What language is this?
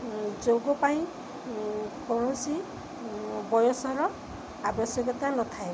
Odia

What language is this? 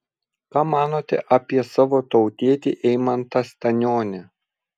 Lithuanian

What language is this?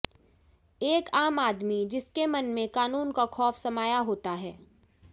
Hindi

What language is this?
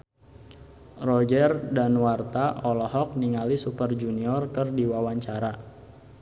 Sundanese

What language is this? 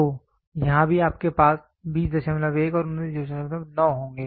Hindi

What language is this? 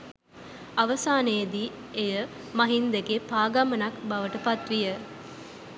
Sinhala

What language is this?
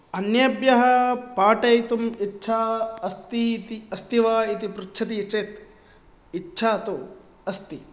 Sanskrit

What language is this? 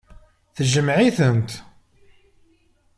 Kabyle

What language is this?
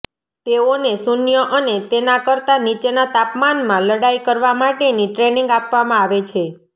Gujarati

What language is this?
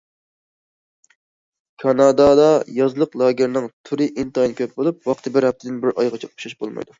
Uyghur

